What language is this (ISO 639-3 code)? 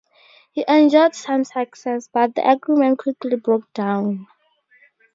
eng